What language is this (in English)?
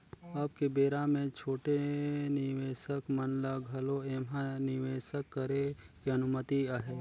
Chhattisgarhi